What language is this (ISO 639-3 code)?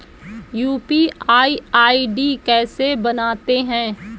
hin